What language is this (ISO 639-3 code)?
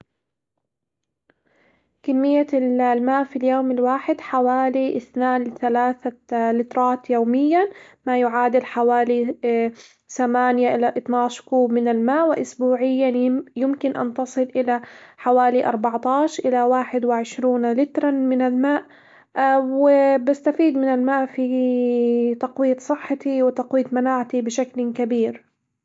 acw